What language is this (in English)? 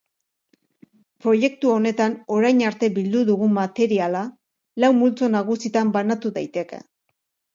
Basque